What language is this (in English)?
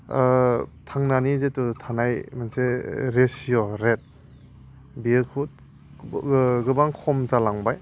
Bodo